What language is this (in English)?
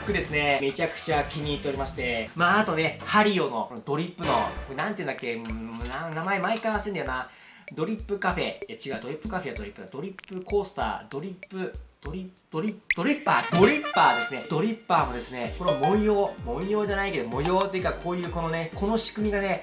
Japanese